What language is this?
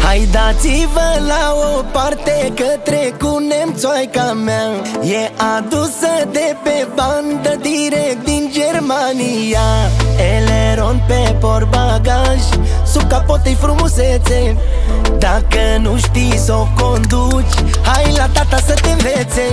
Romanian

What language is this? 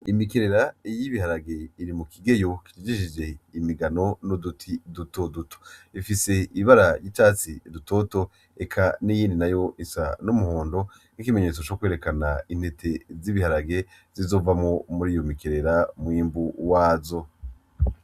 Rundi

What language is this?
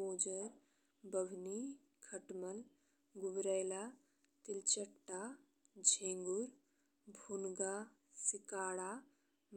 Bhojpuri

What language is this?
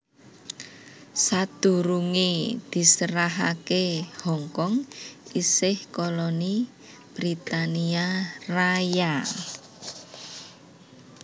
Javanese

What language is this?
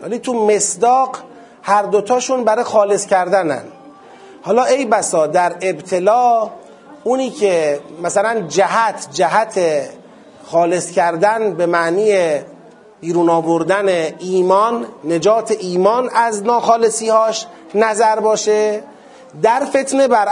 Persian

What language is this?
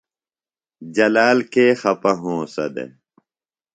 Phalura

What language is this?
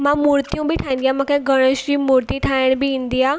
Sindhi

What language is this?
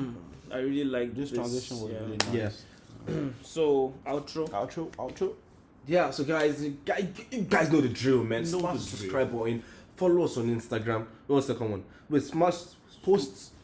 Turkish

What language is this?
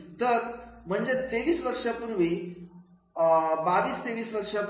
Marathi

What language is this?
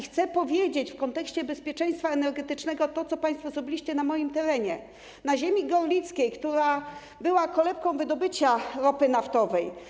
Polish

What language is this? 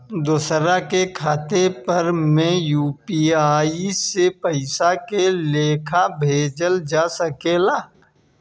Bhojpuri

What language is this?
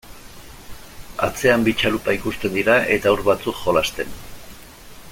Basque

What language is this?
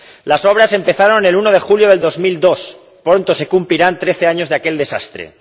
Spanish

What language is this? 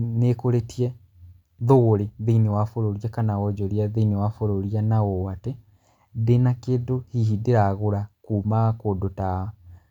Kikuyu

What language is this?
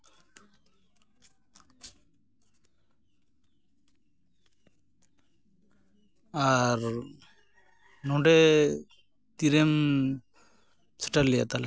Santali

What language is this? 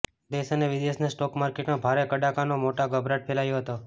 Gujarati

